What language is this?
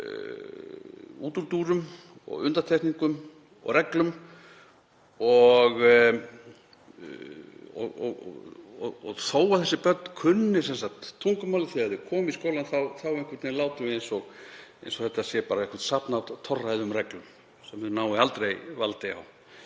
Icelandic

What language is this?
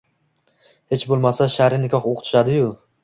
Uzbek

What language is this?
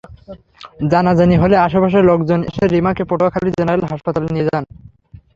Bangla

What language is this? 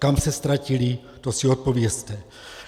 Czech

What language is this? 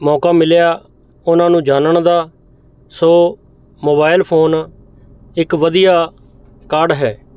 Punjabi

